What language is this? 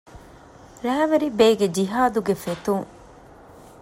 Divehi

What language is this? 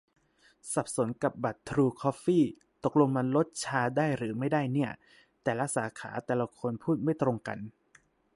Thai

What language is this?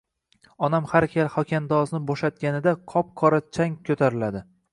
Uzbek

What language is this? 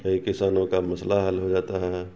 Urdu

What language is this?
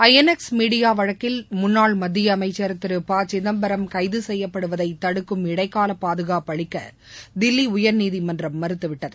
Tamil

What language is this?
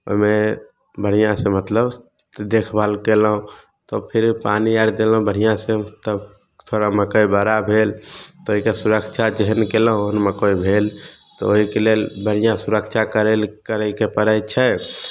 Maithili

